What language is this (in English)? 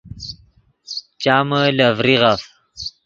Yidgha